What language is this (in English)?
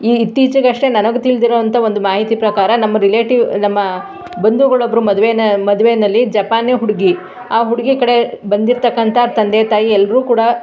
Kannada